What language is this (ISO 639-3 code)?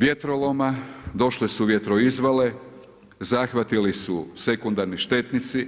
hrv